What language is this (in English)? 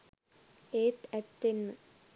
Sinhala